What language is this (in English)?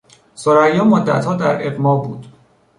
Persian